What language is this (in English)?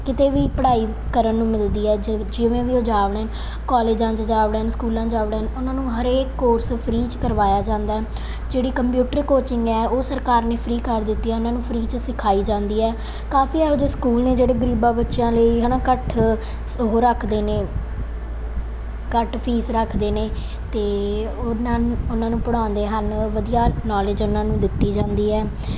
Punjabi